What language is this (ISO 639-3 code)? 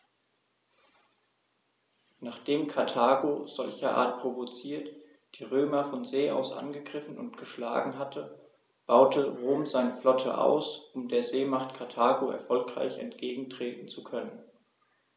deu